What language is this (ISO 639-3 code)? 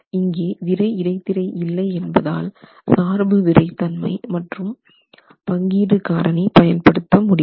tam